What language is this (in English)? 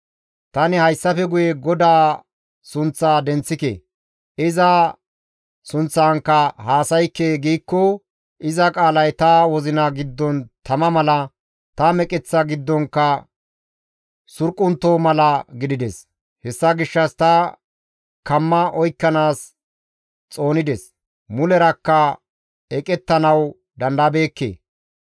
Gamo